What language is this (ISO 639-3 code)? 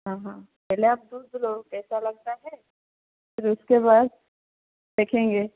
hin